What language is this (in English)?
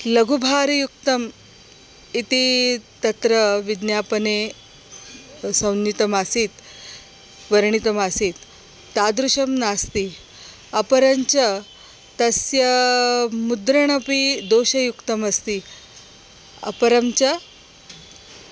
Sanskrit